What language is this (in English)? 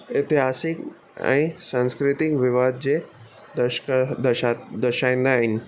Sindhi